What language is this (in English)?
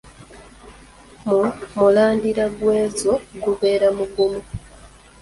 Ganda